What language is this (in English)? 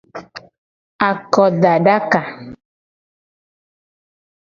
Gen